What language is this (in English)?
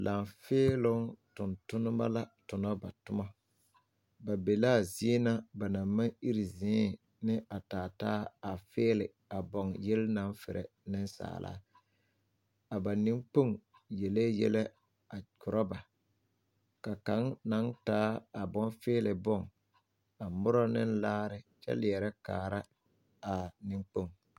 Southern Dagaare